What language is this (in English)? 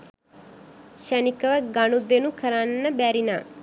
Sinhala